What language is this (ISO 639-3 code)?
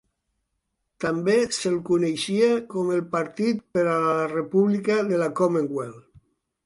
cat